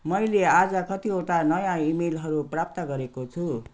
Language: Nepali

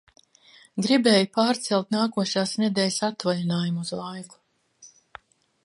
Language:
Latvian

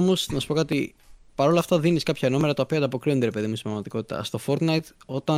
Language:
Greek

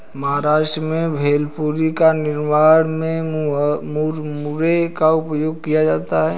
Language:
Hindi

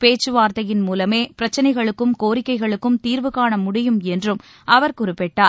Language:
Tamil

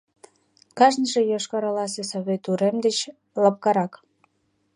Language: Mari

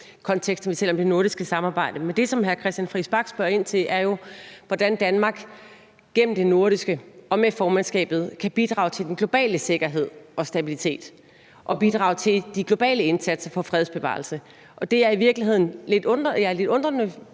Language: Danish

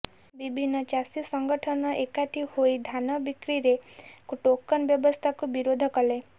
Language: Odia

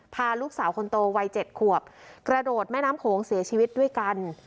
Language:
Thai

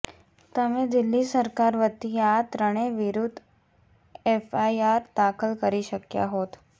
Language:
Gujarati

